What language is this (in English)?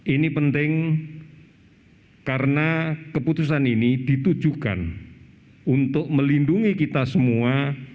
Indonesian